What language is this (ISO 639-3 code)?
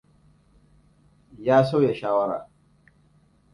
hau